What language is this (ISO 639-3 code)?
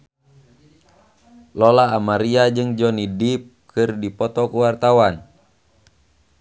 sun